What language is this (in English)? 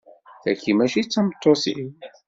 Kabyle